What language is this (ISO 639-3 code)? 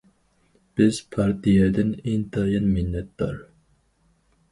uig